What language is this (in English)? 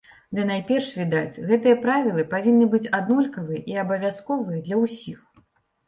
Belarusian